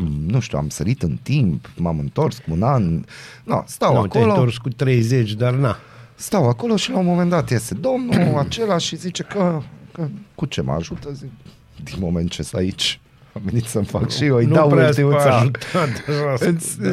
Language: Romanian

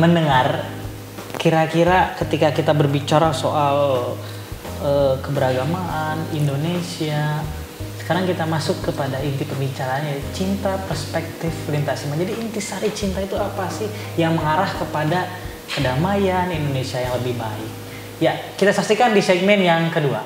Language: Indonesian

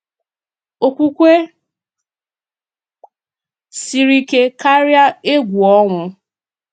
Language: Igbo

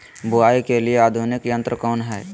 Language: Magahi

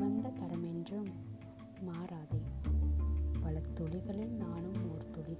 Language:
Tamil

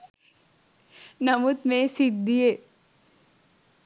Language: Sinhala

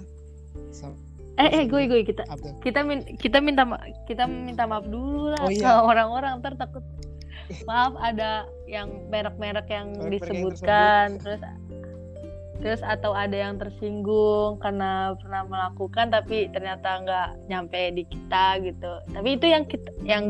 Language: Indonesian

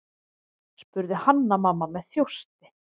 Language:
Icelandic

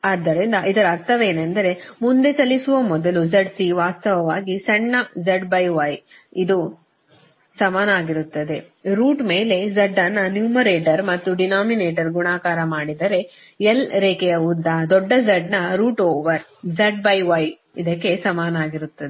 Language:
Kannada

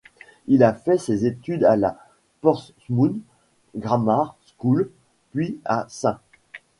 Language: French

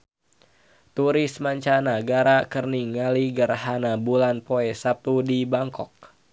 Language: Sundanese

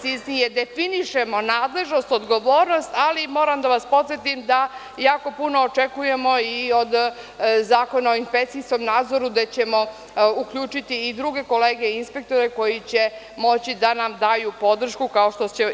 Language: Serbian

